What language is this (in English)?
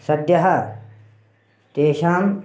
Sanskrit